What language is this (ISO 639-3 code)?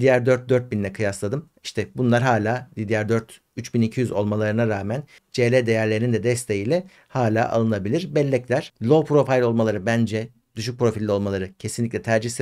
tur